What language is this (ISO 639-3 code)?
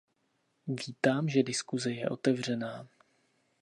ces